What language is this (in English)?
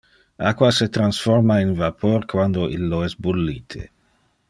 Interlingua